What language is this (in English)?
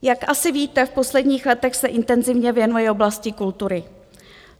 Czech